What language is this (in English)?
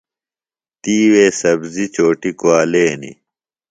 Phalura